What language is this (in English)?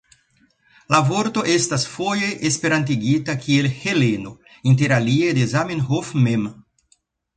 Esperanto